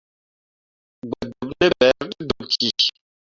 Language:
Mundang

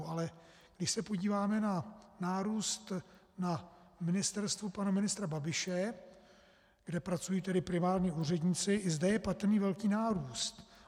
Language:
Czech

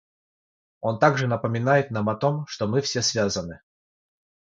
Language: Russian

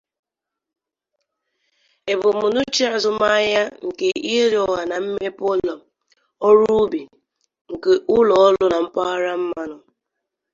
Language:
Igbo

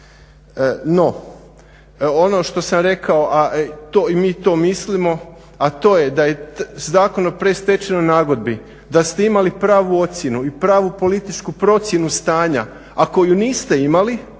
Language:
Croatian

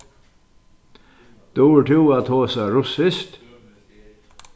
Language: Faroese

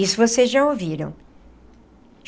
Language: Portuguese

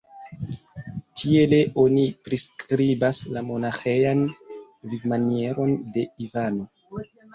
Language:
Esperanto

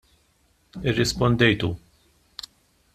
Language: Maltese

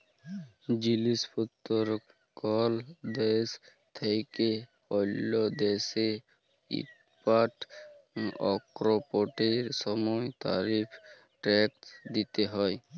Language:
Bangla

